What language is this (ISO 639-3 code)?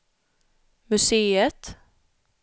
swe